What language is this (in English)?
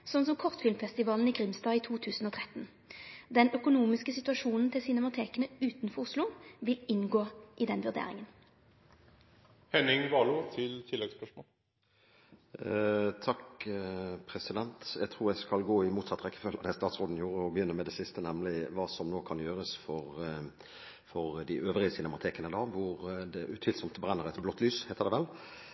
Norwegian